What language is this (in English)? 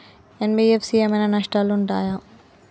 Telugu